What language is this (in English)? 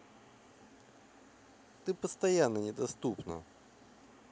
Russian